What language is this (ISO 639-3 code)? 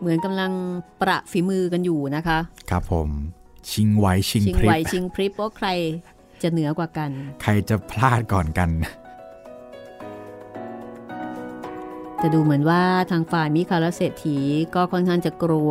tha